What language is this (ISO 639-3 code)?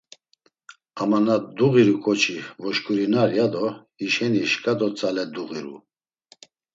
lzz